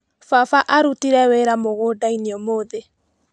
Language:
Kikuyu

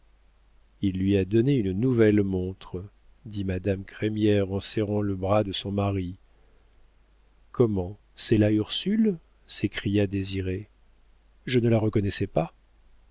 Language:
French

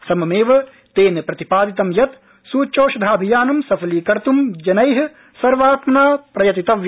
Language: Sanskrit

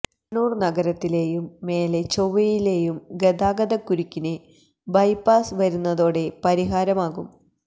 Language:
Malayalam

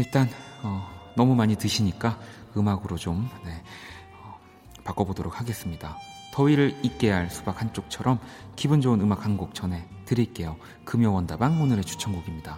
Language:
Korean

